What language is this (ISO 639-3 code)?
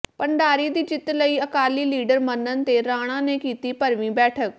pan